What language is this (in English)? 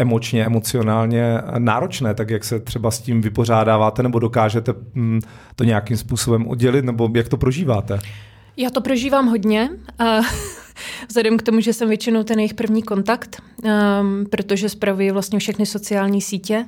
Czech